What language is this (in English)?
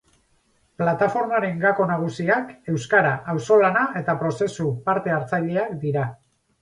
Basque